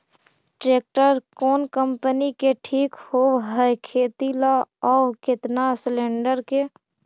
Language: Magahi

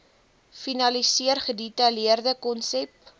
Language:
Afrikaans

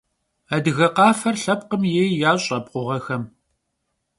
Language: Kabardian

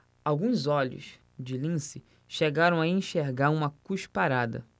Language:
Portuguese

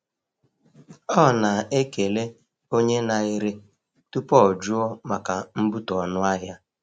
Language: Igbo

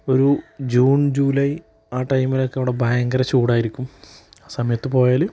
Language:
Malayalam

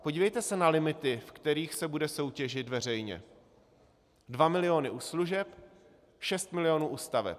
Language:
Czech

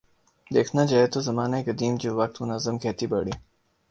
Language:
Urdu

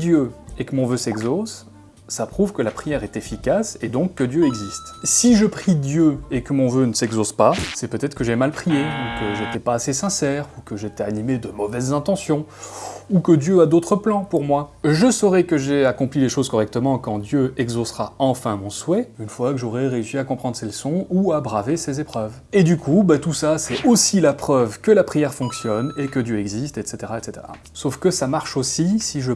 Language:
French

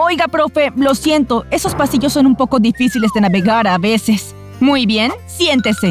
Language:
Spanish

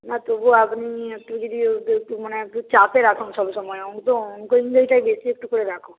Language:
Bangla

